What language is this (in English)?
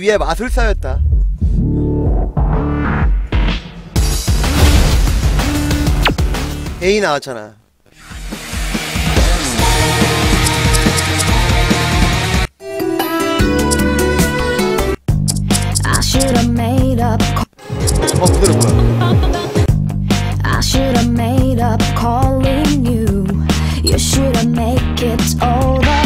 Korean